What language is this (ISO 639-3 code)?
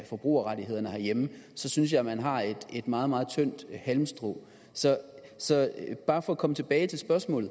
dan